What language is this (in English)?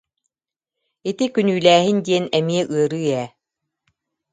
Yakut